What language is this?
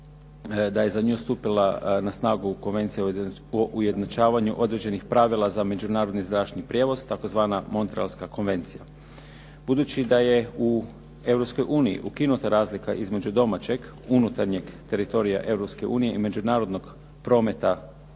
Croatian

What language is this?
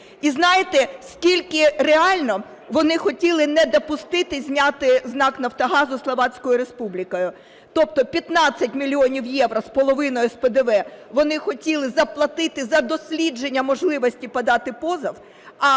Ukrainian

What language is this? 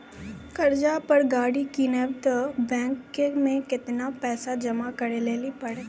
Maithili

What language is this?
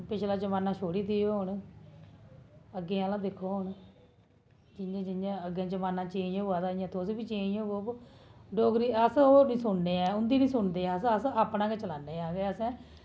Dogri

